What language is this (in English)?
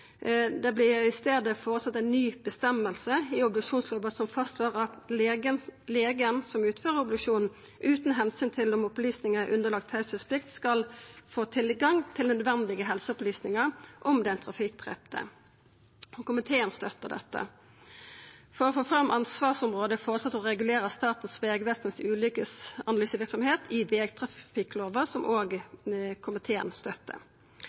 Norwegian Nynorsk